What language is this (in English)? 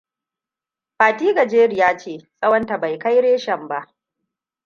Hausa